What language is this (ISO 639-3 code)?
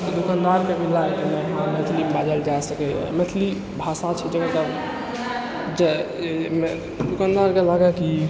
mai